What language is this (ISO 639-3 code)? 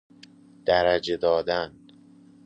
fas